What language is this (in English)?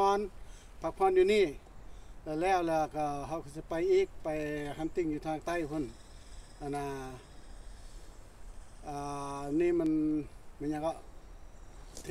Thai